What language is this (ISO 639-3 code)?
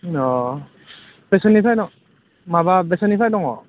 brx